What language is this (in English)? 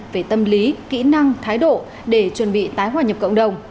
Vietnamese